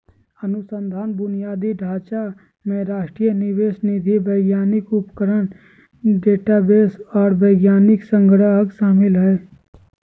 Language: Magahi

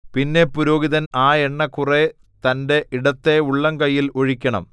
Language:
Malayalam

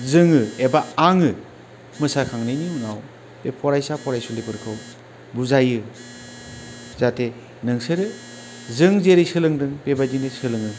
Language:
Bodo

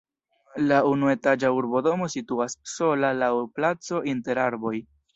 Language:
Esperanto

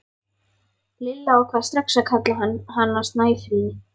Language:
Icelandic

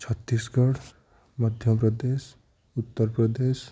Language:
Odia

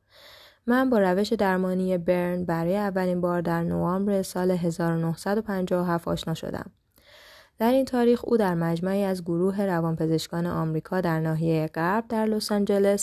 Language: Persian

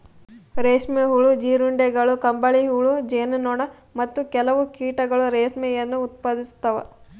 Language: Kannada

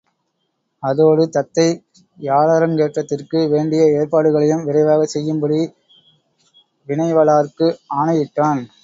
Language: Tamil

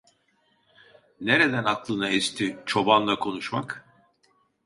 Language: Turkish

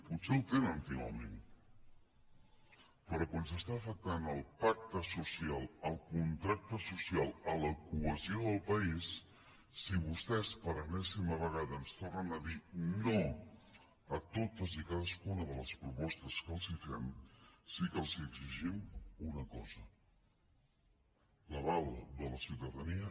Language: Catalan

